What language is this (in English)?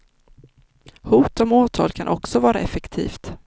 Swedish